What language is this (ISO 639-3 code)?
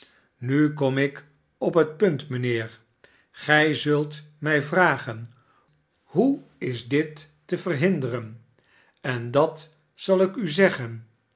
nld